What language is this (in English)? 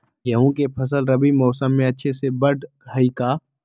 Magahi